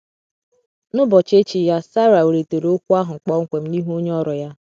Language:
Igbo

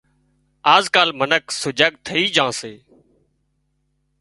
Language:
Wadiyara Koli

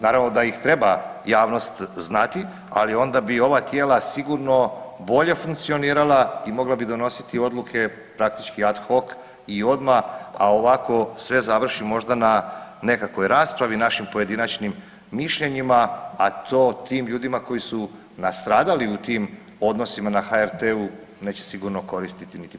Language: Croatian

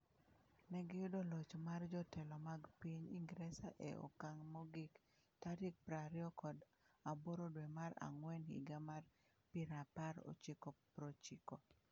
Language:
Luo (Kenya and Tanzania)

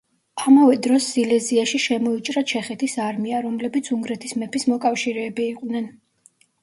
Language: Georgian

